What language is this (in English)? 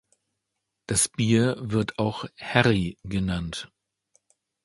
German